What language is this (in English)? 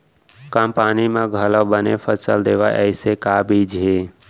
Chhattisgarhi